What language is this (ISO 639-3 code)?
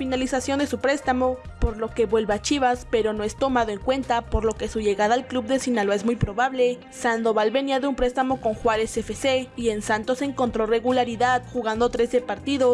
spa